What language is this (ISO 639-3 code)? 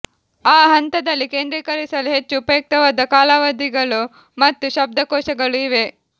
kan